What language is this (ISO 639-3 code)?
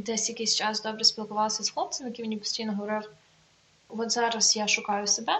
ukr